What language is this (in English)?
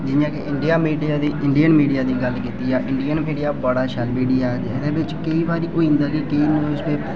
Dogri